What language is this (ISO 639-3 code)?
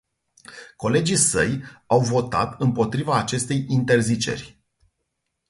ron